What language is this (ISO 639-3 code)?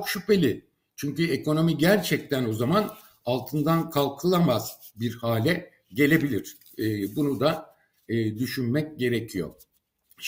tur